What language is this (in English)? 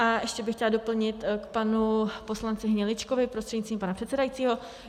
Czech